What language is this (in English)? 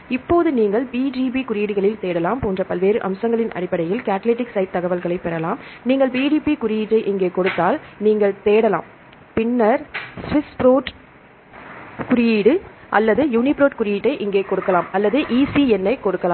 Tamil